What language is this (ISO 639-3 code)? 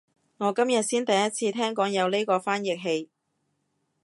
yue